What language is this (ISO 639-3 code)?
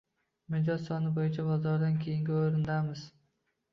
uzb